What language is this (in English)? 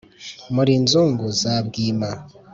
Kinyarwanda